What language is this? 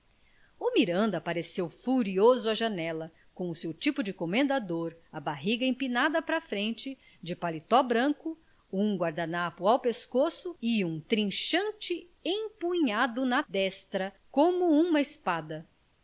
Portuguese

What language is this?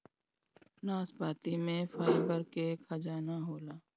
Bhojpuri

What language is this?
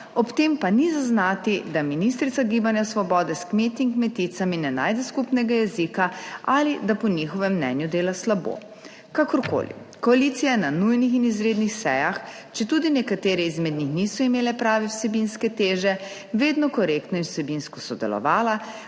Slovenian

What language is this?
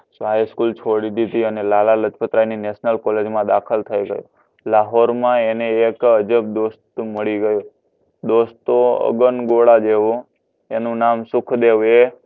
Gujarati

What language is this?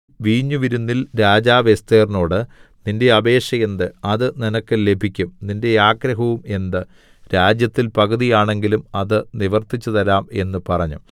Malayalam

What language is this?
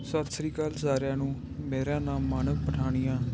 Punjabi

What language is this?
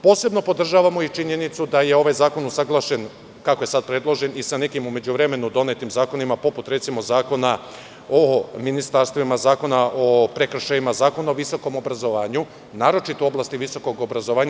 Serbian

